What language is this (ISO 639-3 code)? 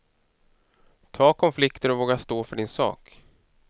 swe